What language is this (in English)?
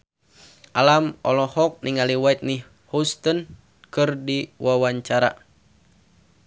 Sundanese